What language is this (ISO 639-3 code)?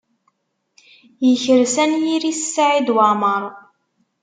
kab